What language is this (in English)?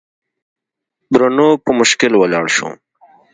Pashto